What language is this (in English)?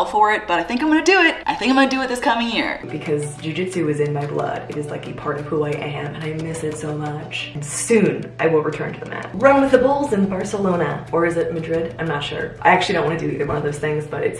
English